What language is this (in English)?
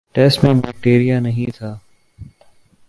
Urdu